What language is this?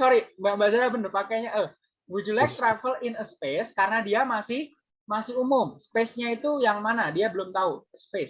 Indonesian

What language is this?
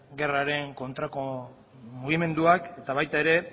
Basque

